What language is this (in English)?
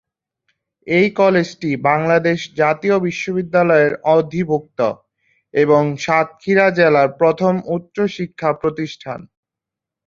Bangla